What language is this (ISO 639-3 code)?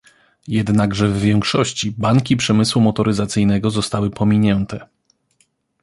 pol